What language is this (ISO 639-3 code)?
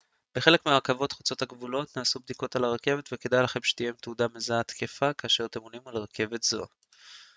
heb